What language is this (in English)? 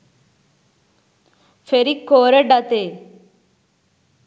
Sinhala